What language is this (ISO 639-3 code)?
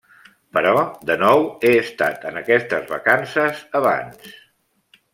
cat